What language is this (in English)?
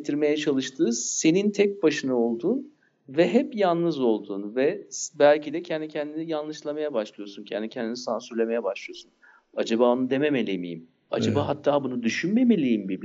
Turkish